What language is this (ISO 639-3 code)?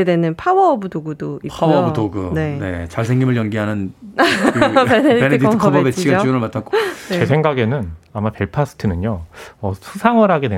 kor